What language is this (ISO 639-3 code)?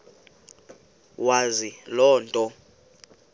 xho